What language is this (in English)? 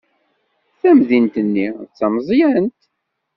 Kabyle